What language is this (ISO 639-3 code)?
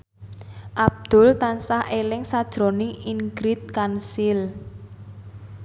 jav